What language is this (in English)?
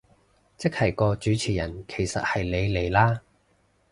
Cantonese